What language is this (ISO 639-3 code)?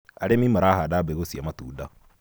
kik